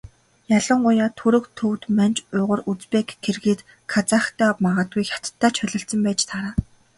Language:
Mongolian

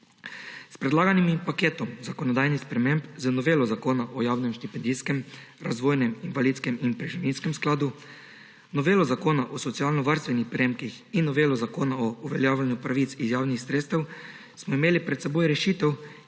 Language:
Slovenian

